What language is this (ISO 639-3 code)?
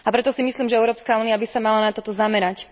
slk